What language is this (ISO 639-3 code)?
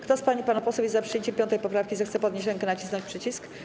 pol